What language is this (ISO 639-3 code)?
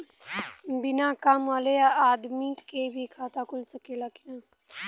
bho